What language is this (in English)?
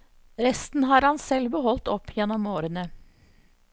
Norwegian